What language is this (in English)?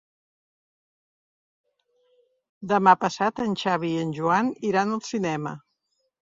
Catalan